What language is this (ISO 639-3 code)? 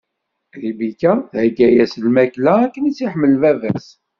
kab